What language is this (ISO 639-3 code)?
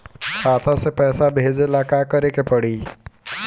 bho